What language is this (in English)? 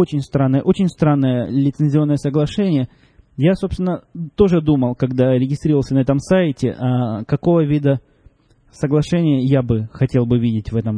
Russian